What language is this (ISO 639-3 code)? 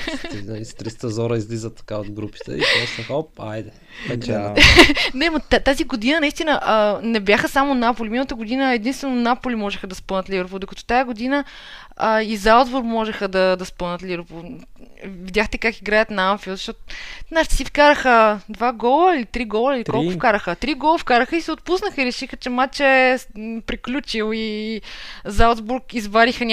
bul